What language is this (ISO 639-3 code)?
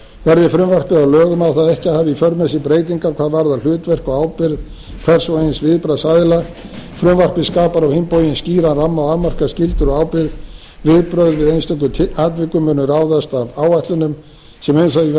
isl